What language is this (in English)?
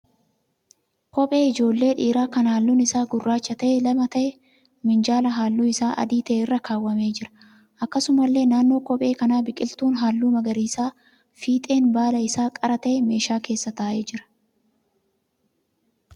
Oromo